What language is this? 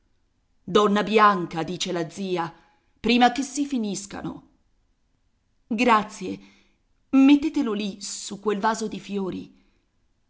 Italian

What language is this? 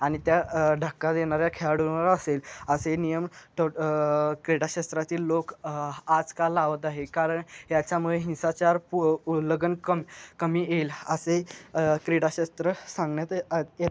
Marathi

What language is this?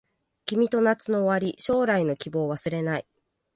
Japanese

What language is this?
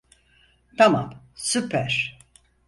Turkish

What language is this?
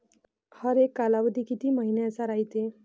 Marathi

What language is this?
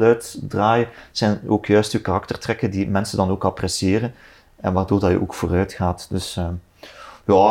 Dutch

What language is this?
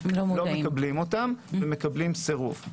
Hebrew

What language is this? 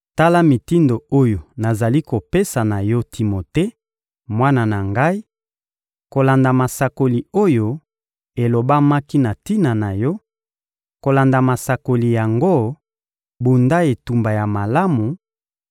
Lingala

